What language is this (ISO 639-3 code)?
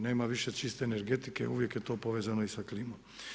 hrv